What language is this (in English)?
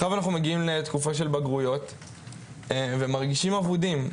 Hebrew